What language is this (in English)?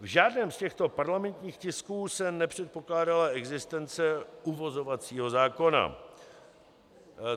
Czech